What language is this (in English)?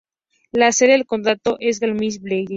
Spanish